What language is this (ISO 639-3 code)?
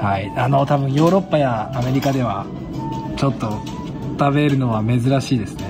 jpn